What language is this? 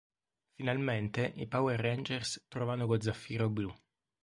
Italian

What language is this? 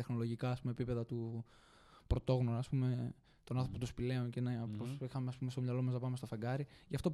Greek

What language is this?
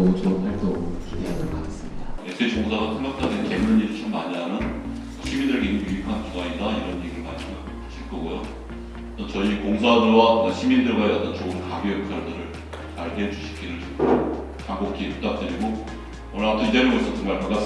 Korean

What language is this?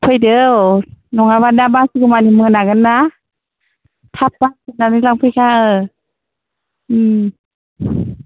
Bodo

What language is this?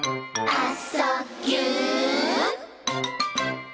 Japanese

